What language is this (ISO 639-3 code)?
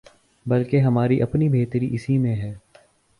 urd